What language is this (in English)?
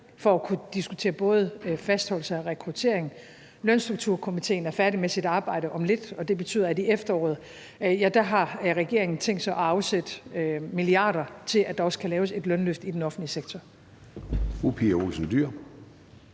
Danish